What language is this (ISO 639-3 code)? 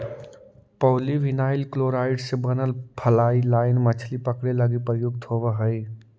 mag